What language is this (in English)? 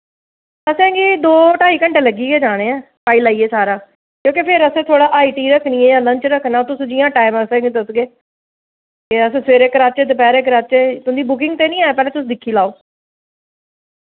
Dogri